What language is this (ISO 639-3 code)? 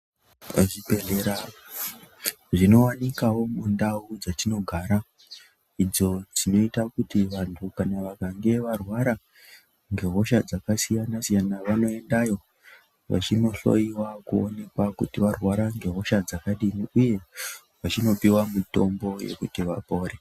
ndc